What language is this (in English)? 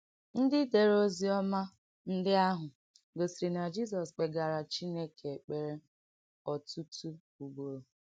Igbo